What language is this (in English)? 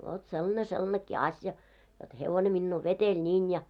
Finnish